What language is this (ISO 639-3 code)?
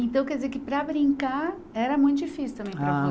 por